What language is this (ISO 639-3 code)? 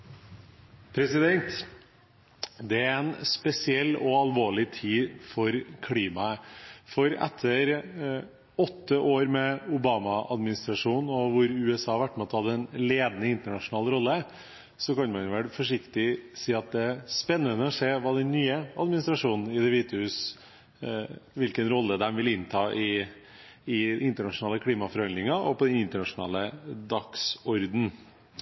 nor